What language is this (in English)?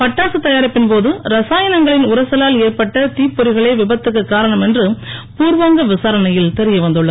Tamil